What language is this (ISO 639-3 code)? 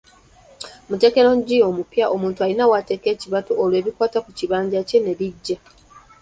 lug